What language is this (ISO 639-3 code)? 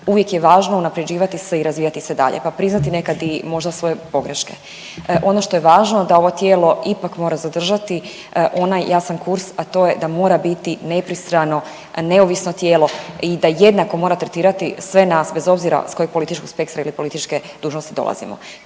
hrv